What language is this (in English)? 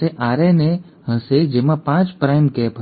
Gujarati